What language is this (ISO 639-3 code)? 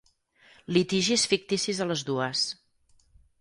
cat